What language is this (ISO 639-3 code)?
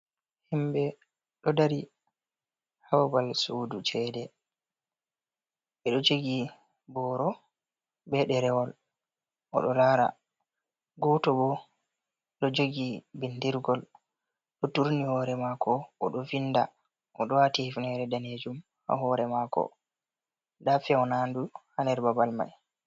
ful